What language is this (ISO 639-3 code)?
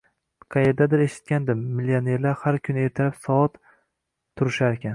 uzb